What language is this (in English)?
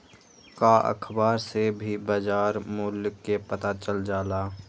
Magahi